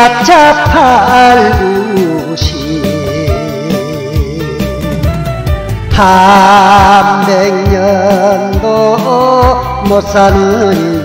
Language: Thai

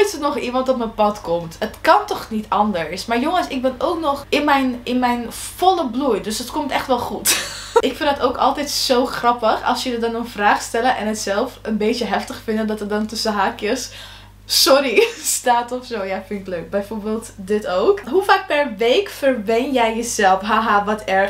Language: Dutch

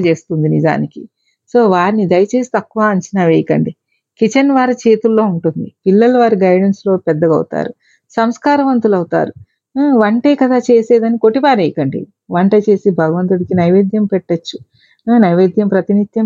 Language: Telugu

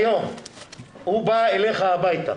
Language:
Hebrew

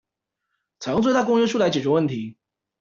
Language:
Chinese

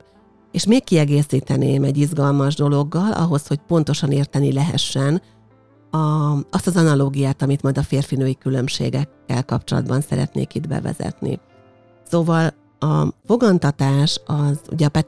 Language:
Hungarian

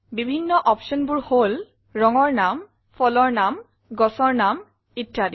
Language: Assamese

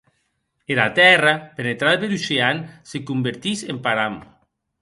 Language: Occitan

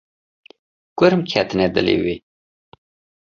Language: Kurdish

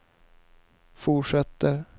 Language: Swedish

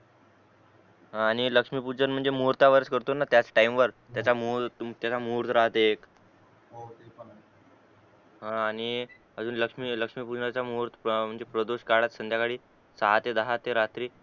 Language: Marathi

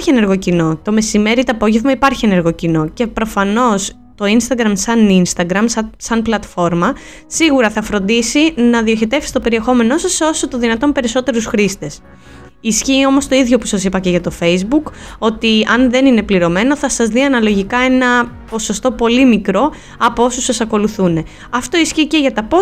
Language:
Greek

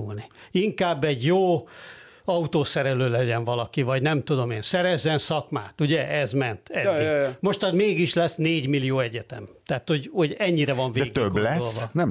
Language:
Hungarian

